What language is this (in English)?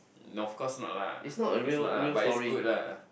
English